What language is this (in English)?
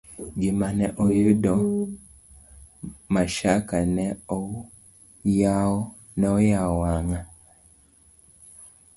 Luo (Kenya and Tanzania)